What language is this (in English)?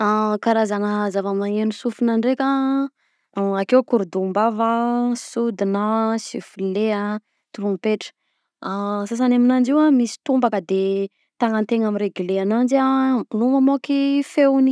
Southern Betsimisaraka Malagasy